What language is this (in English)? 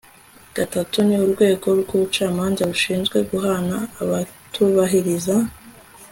Kinyarwanda